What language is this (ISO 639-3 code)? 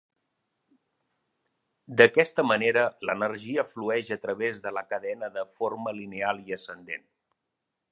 cat